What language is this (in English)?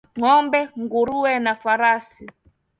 Swahili